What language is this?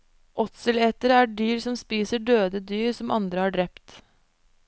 Norwegian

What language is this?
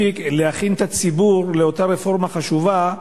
Hebrew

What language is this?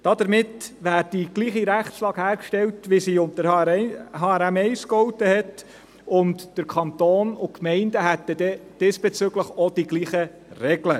Swiss German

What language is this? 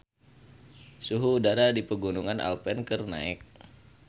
Sundanese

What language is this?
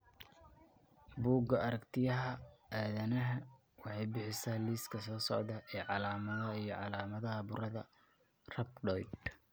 Somali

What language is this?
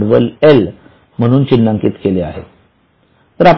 Marathi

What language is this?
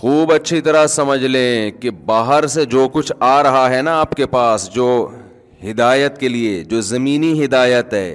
Urdu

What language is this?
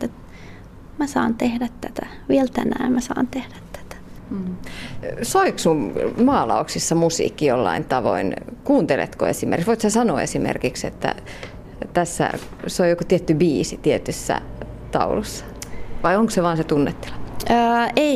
Finnish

